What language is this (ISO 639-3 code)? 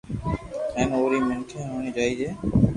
lrk